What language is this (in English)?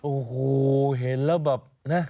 Thai